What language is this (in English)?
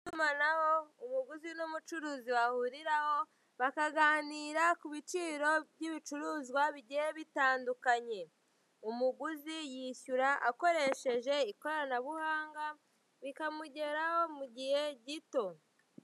Kinyarwanda